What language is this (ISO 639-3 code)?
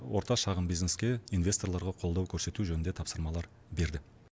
kaz